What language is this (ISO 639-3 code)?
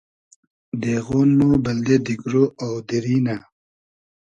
haz